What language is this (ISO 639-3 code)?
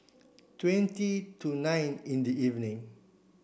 eng